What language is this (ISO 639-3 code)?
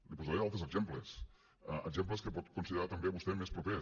cat